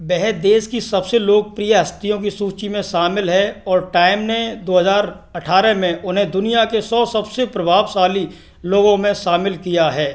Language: Hindi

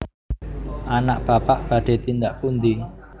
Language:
Javanese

